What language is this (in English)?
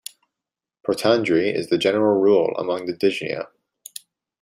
English